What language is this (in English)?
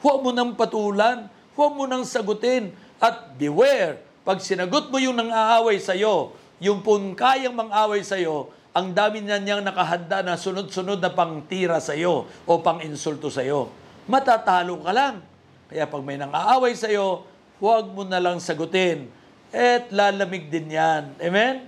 Filipino